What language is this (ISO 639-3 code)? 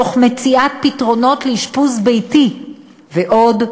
heb